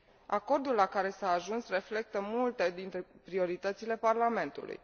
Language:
Romanian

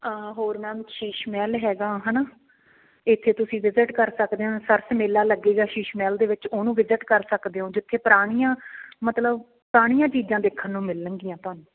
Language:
Punjabi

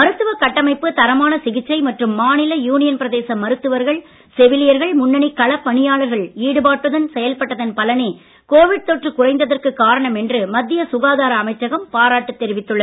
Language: Tamil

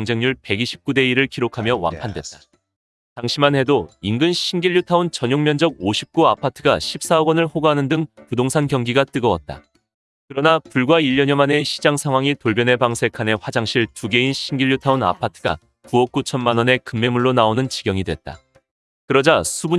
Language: Korean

